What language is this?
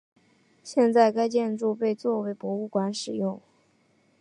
Chinese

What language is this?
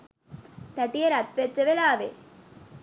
Sinhala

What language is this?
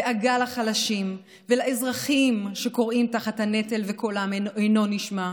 Hebrew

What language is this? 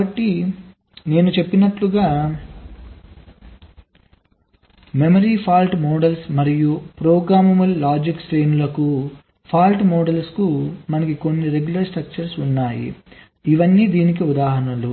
Telugu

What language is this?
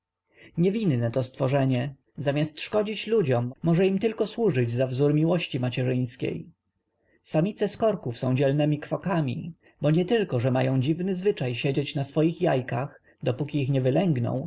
Polish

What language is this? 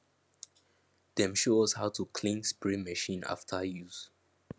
Nigerian Pidgin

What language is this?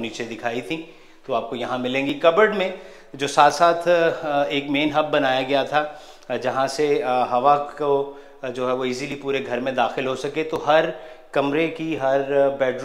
Hindi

